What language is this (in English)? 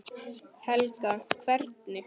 Icelandic